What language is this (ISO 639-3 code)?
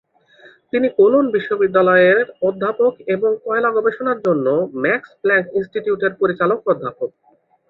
ben